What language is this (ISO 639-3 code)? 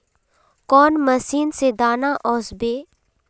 mag